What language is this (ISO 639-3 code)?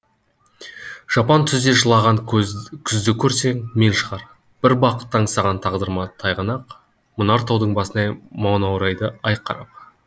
kaz